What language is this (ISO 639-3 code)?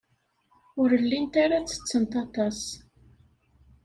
kab